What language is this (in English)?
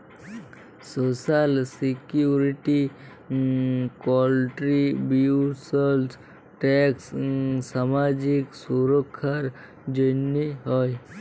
Bangla